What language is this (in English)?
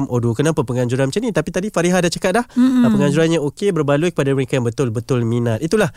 Malay